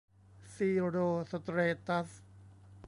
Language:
Thai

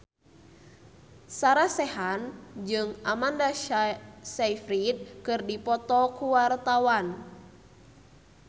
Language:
Sundanese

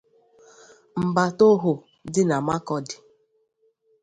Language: Igbo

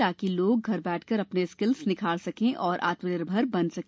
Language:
Hindi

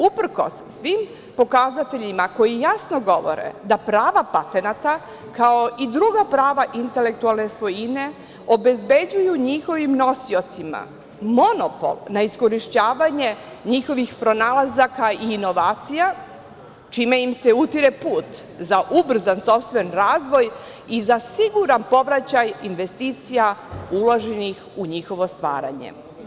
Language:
Serbian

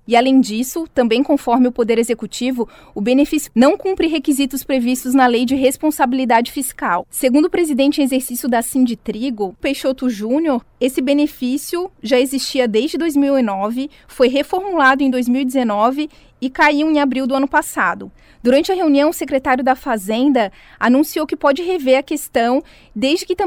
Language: Portuguese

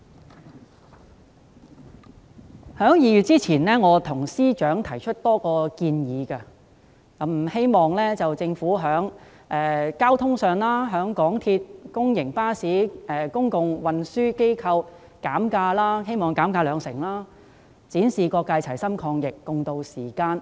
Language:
Cantonese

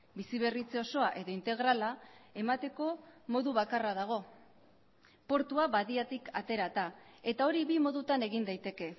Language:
Basque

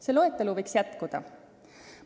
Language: Estonian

